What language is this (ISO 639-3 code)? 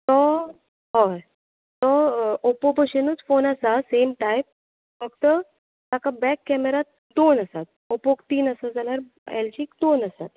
kok